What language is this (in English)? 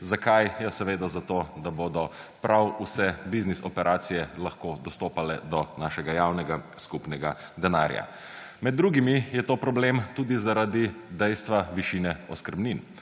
Slovenian